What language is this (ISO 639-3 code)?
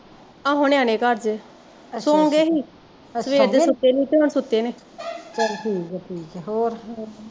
pan